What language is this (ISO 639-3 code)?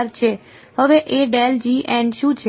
guj